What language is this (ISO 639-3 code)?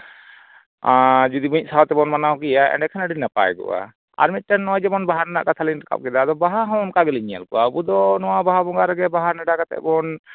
sat